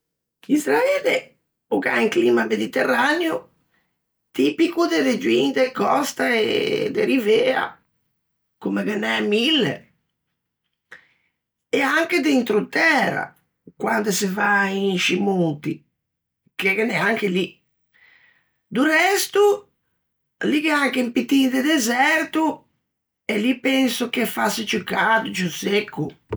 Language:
Ligurian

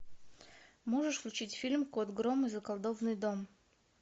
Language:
Russian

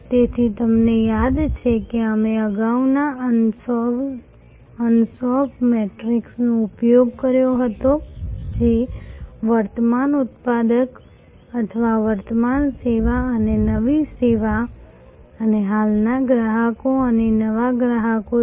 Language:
Gujarati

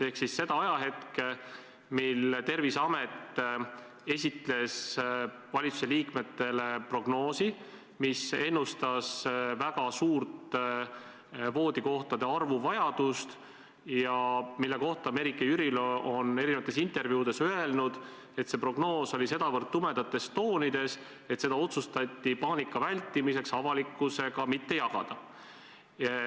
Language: Estonian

